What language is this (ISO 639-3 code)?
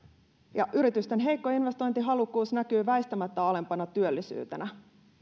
fin